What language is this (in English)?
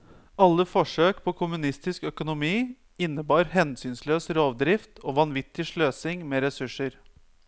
Norwegian